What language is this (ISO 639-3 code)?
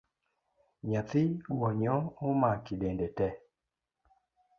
luo